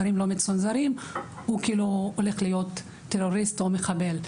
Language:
Hebrew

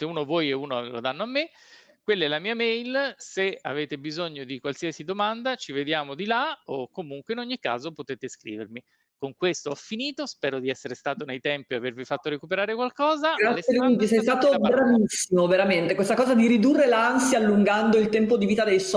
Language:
Italian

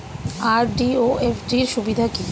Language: Bangla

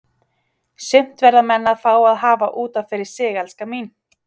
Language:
Icelandic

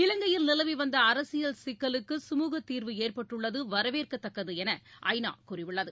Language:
Tamil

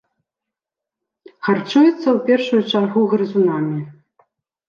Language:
Belarusian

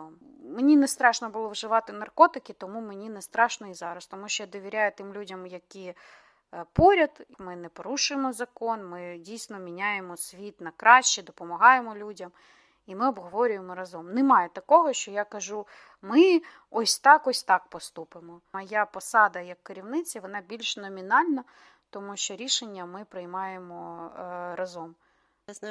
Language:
Ukrainian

